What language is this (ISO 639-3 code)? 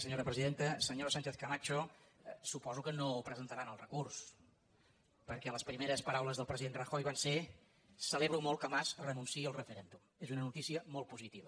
cat